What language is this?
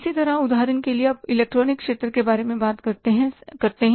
Hindi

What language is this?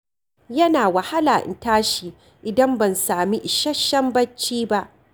Hausa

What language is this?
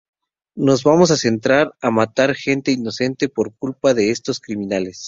Spanish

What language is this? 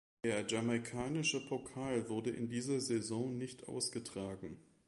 German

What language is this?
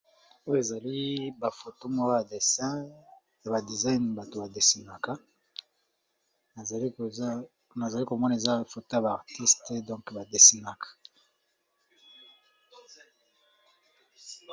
Lingala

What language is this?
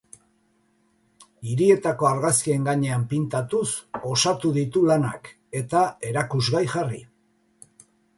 Basque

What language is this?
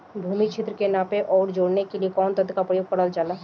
Bhojpuri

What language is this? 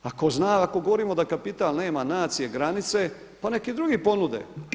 Croatian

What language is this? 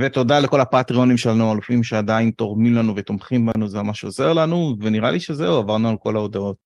Hebrew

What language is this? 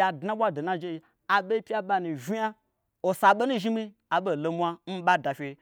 Gbagyi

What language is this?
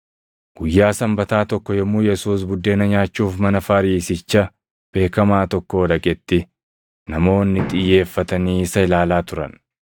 Oromo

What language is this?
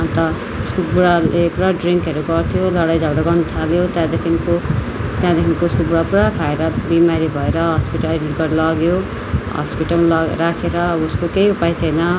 Nepali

